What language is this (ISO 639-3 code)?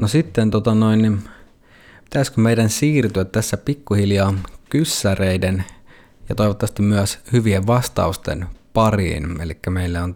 fin